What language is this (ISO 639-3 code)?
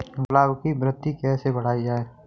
hin